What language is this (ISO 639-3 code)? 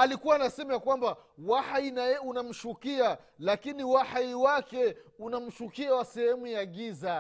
swa